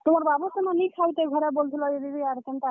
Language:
Odia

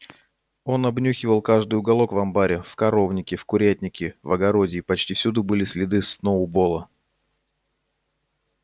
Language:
Russian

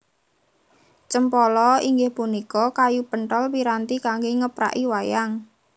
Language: Javanese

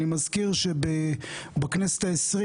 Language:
Hebrew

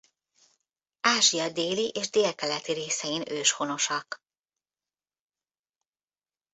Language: Hungarian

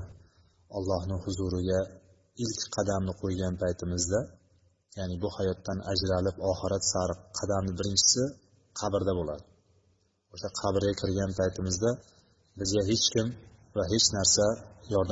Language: Bulgarian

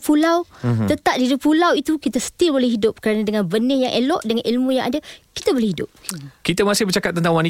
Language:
Malay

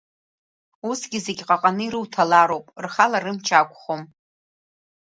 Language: Abkhazian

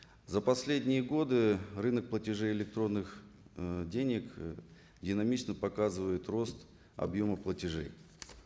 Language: Kazakh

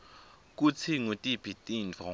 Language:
Swati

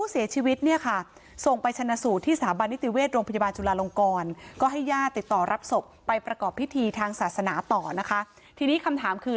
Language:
Thai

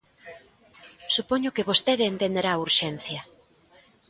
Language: Galician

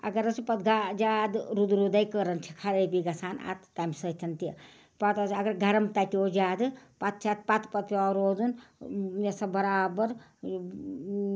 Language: Kashmiri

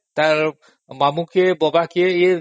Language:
Odia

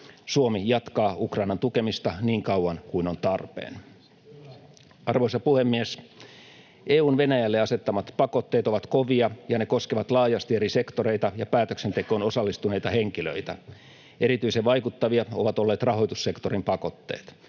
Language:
Finnish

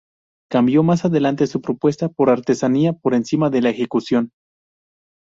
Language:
Spanish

